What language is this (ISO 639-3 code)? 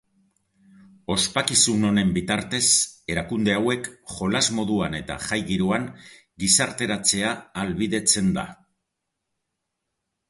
eus